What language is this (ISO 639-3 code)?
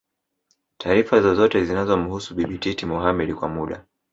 swa